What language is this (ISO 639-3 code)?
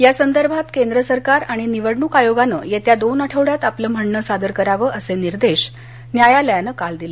mar